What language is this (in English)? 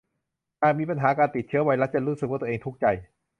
Thai